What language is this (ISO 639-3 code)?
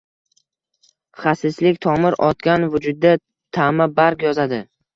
uzb